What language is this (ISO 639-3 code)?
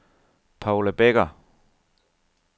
dan